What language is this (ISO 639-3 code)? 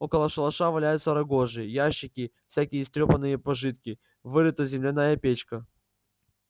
rus